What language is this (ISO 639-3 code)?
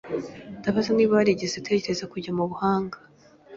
kin